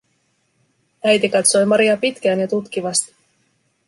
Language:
Finnish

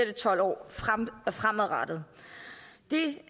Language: Danish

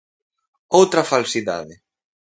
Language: Galician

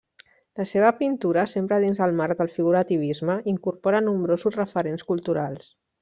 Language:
Catalan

